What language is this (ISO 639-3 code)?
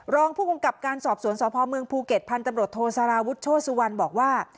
tha